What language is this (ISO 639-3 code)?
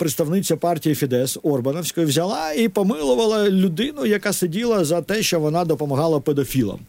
ukr